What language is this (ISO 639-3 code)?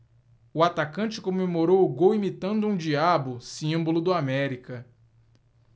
por